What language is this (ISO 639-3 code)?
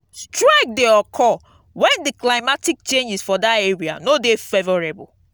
pcm